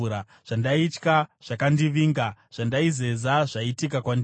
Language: Shona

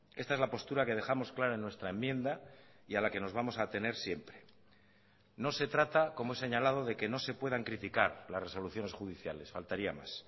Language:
Spanish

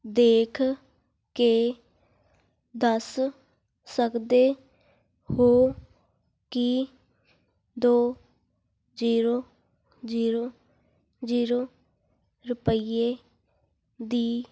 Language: Punjabi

